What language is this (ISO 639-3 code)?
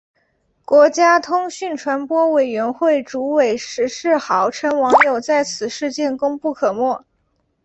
zho